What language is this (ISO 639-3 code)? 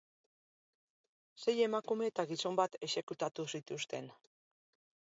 eus